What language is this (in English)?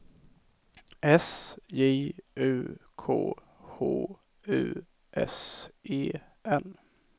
Swedish